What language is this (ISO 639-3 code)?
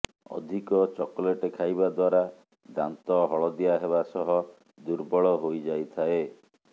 ori